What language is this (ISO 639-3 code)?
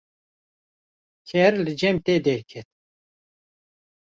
kur